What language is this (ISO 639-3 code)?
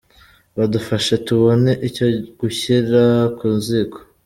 kin